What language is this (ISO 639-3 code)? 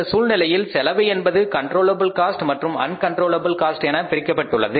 tam